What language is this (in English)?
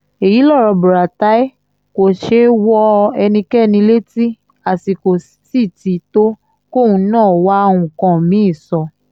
Yoruba